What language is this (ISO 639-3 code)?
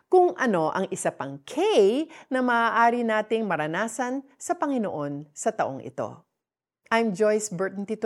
fil